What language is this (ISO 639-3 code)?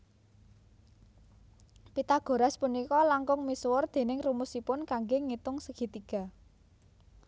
jav